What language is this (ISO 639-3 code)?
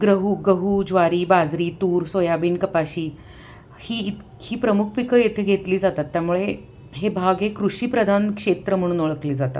mar